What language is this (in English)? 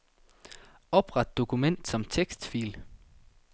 Danish